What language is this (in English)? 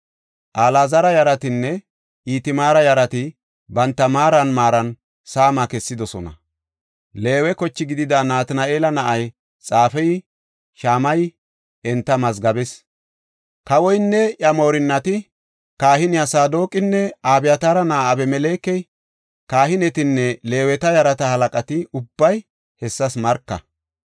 Gofa